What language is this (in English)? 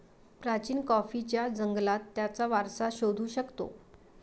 Marathi